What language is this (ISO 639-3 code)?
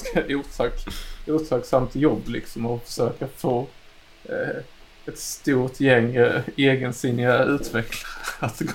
swe